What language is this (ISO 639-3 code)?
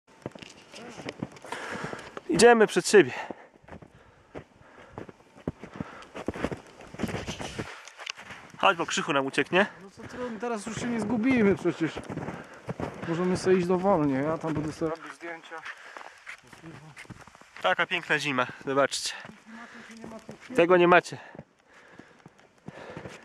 pol